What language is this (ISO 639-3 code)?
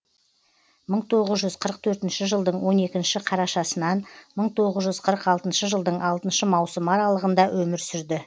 kaz